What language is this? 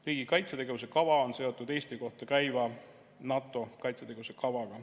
Estonian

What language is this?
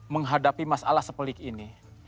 Indonesian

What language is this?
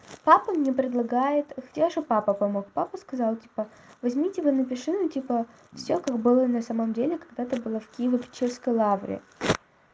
Russian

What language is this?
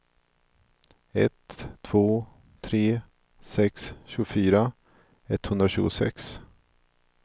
Swedish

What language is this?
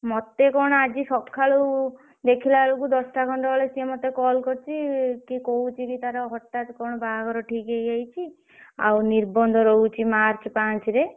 Odia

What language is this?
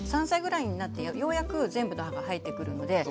Japanese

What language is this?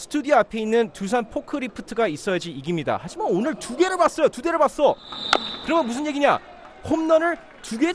Korean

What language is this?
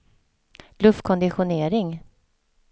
Swedish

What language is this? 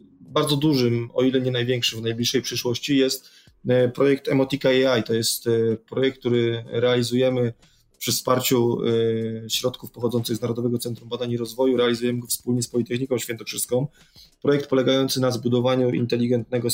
Polish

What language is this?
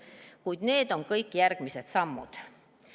Estonian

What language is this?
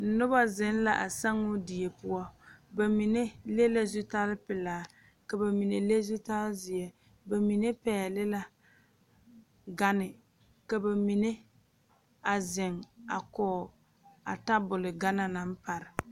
Southern Dagaare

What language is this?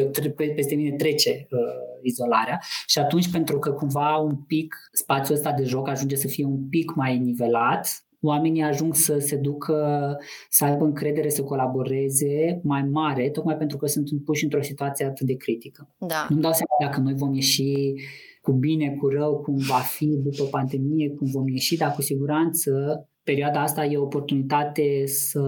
Romanian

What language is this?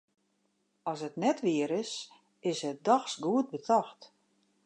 Western Frisian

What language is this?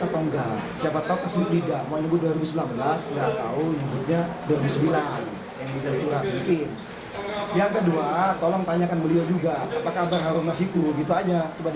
Indonesian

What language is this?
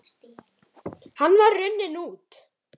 Icelandic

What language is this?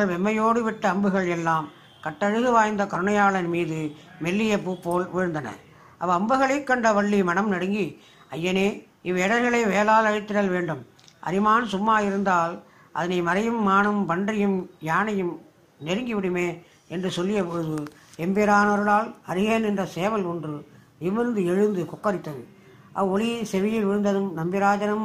Tamil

